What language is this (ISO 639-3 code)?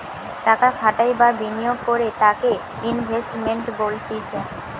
ben